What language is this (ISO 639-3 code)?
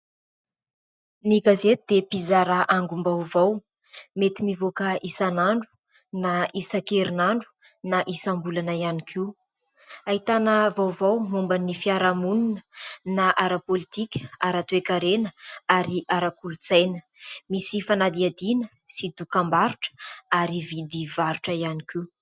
mlg